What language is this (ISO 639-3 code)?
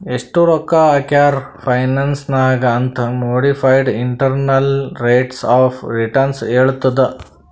kan